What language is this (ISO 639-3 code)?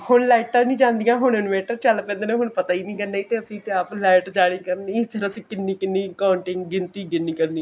pan